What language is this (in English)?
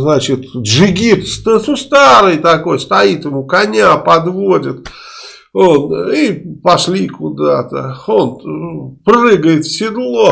Russian